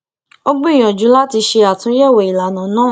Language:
Yoruba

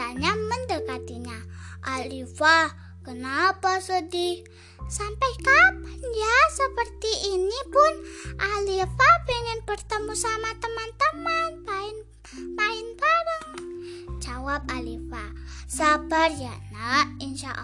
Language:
Indonesian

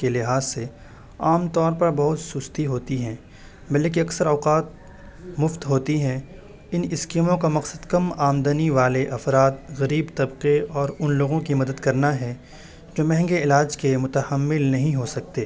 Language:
Urdu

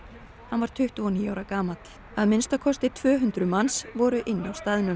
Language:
Icelandic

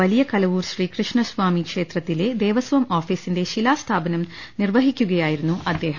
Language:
Malayalam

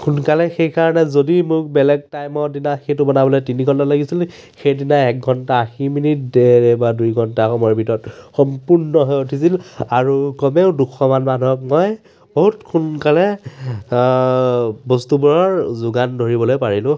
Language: Assamese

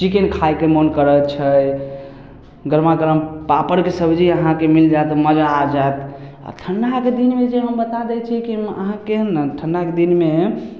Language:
Maithili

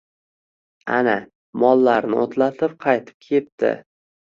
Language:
Uzbek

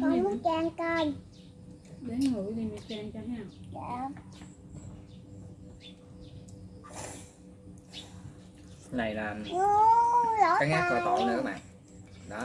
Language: Vietnamese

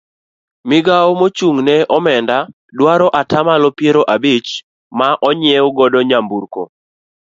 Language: Luo (Kenya and Tanzania)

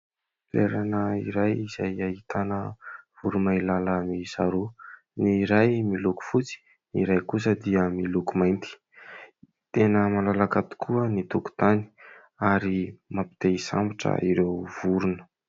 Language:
Malagasy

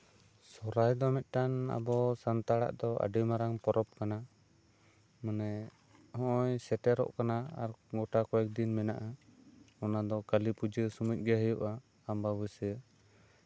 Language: Santali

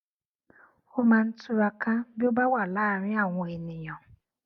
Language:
Yoruba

